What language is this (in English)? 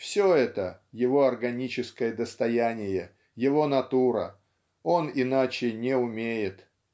Russian